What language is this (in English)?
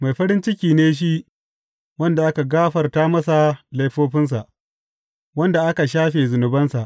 Hausa